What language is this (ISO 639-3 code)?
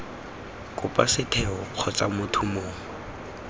tsn